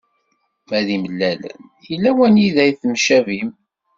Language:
Kabyle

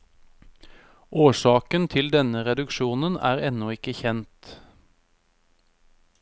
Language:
Norwegian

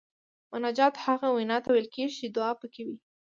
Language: Pashto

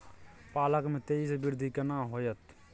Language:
Maithili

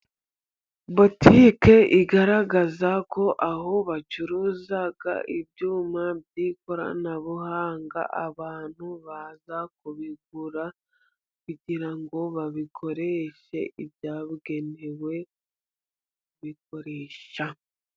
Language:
Kinyarwanda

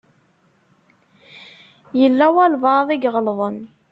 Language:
Kabyle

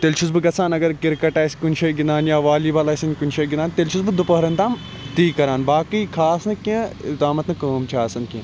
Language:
Kashmiri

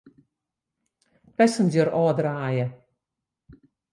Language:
Western Frisian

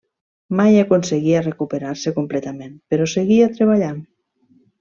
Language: Catalan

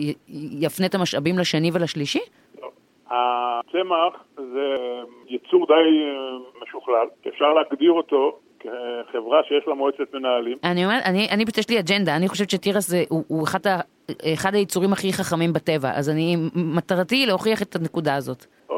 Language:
Hebrew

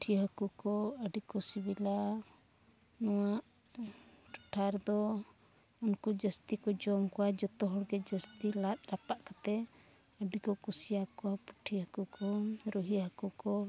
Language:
Santali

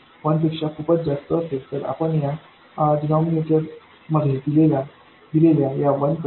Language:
Marathi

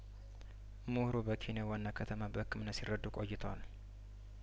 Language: Amharic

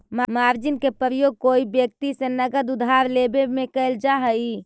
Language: Magahi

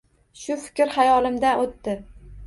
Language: Uzbek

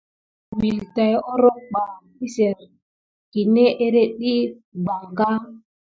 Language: Gidar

